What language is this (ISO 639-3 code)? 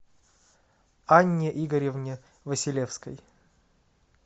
rus